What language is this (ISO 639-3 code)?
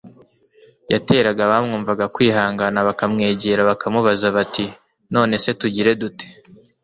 kin